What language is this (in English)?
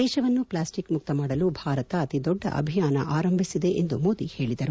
Kannada